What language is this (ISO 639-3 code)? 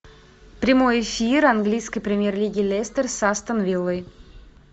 rus